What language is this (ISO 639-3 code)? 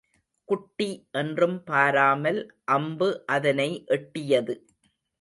tam